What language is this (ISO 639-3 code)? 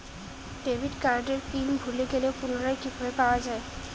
ben